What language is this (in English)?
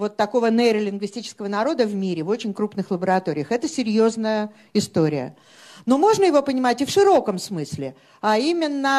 Russian